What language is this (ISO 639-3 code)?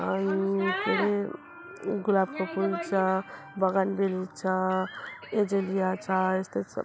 nep